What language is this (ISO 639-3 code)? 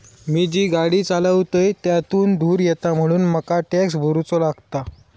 mar